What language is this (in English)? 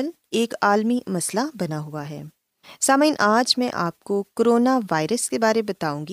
Urdu